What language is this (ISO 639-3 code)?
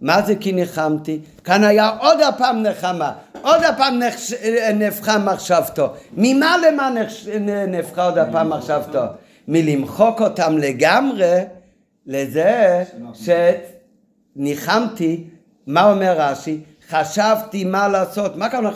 heb